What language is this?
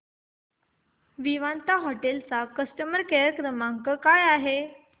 Marathi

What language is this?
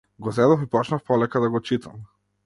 Macedonian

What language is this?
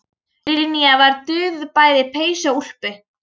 Icelandic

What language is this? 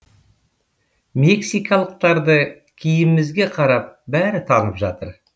Kazakh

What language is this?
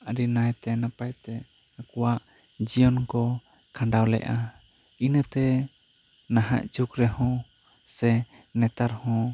Santali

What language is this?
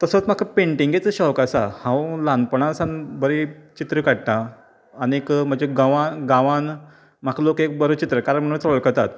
Konkani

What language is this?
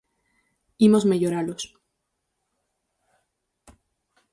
Galician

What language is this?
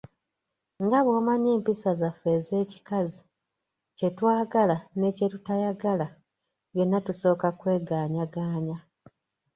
Ganda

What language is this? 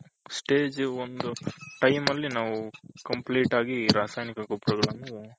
Kannada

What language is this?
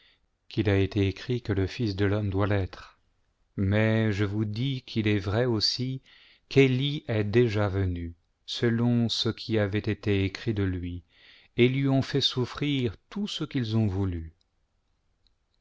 French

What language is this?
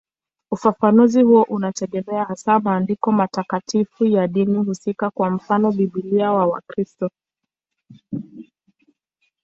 Swahili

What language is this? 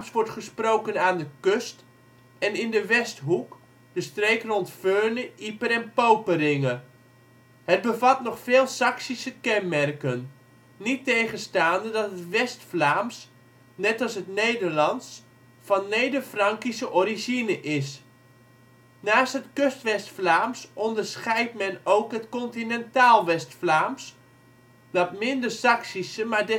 Dutch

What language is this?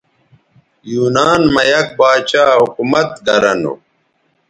Bateri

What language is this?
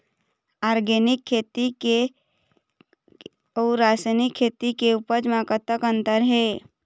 Chhattisgarhi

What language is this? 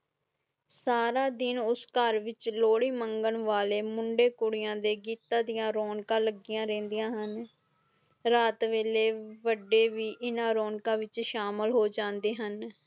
Punjabi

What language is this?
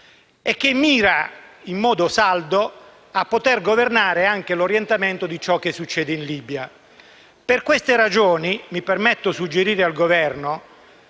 Italian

